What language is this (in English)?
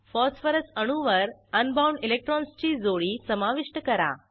Marathi